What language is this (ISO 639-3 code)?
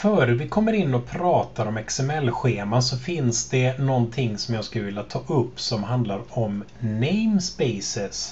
swe